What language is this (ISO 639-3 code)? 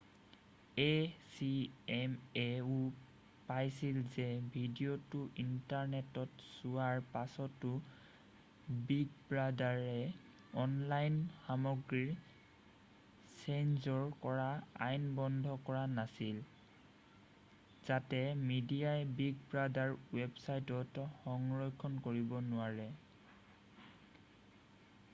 asm